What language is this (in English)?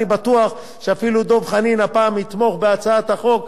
Hebrew